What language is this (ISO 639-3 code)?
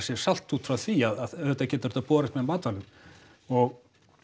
isl